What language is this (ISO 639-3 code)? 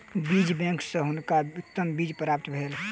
mai